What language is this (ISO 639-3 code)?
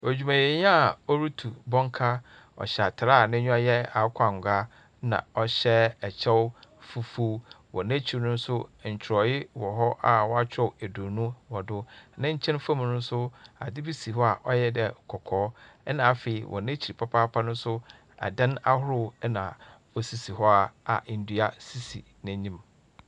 aka